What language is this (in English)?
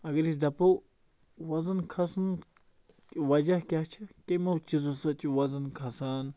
Kashmiri